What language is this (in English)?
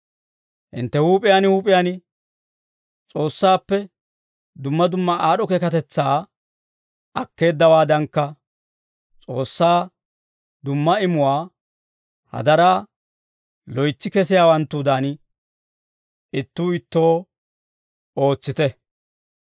Dawro